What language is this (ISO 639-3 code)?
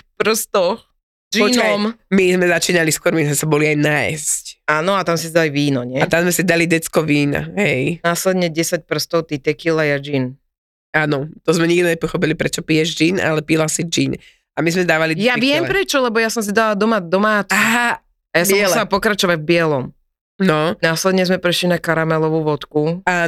slk